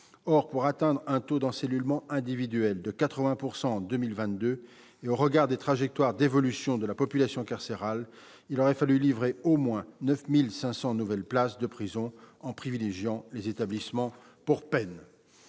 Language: French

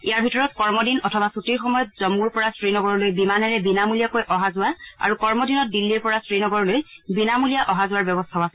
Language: Assamese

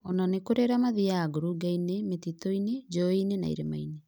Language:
Kikuyu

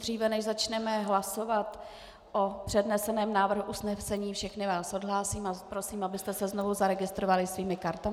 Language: Czech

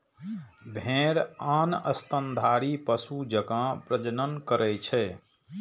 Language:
Maithili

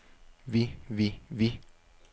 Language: Danish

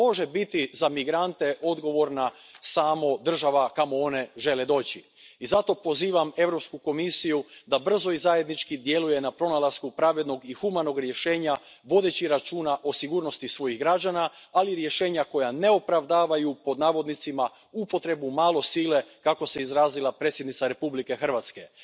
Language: Croatian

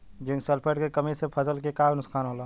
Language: Bhojpuri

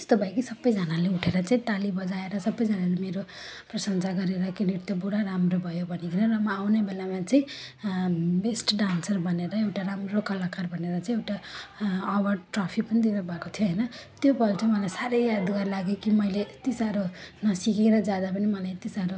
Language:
Nepali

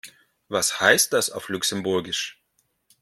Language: German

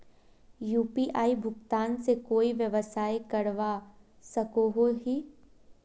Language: Magahi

